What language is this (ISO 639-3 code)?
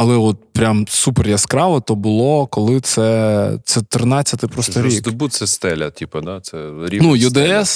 ukr